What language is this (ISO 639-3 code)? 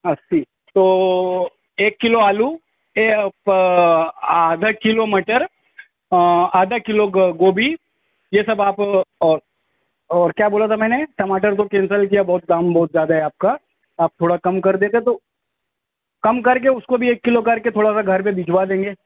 urd